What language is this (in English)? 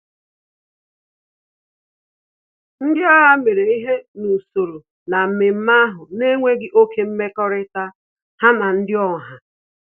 Igbo